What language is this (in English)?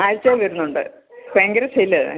Malayalam